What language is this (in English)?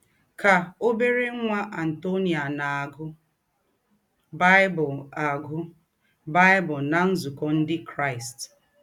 Igbo